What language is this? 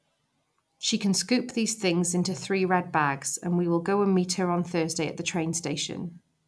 English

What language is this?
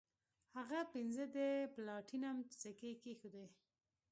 Pashto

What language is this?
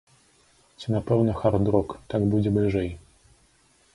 Belarusian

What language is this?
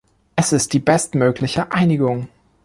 German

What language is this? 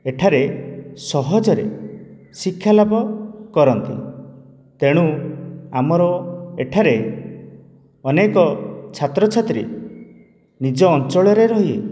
Odia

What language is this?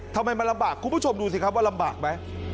Thai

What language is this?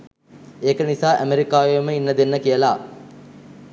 Sinhala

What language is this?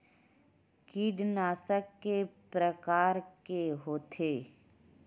Chhattisgarhi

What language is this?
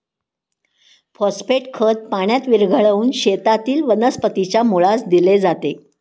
Marathi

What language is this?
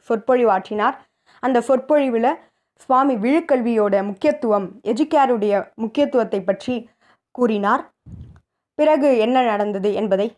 Tamil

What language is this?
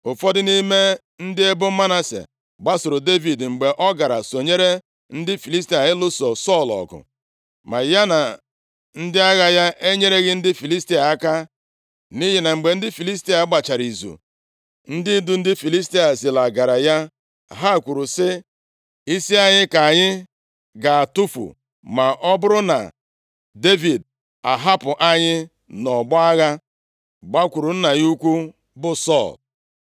Igbo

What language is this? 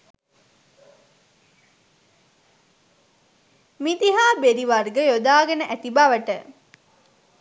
Sinhala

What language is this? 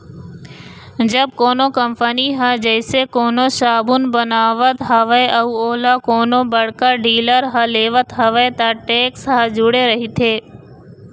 Chhattisgarhi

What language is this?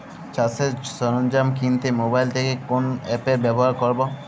Bangla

